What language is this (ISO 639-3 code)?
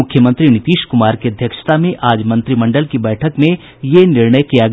hin